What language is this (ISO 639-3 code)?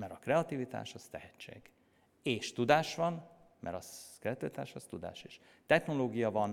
hun